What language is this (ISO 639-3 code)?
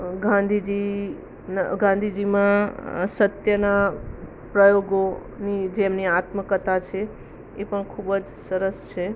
guj